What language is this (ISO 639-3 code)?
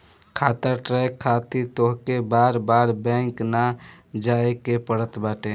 bho